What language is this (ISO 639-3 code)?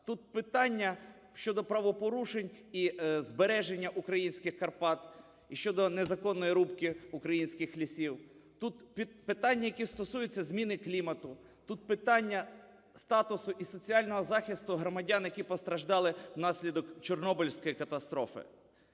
ukr